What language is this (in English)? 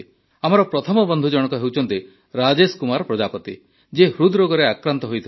Odia